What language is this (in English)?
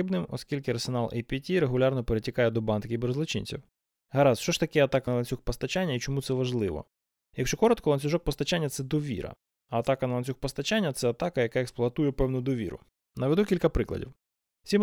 Ukrainian